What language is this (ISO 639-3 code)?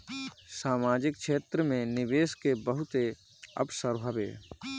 bho